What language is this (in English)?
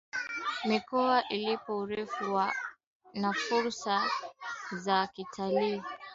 Swahili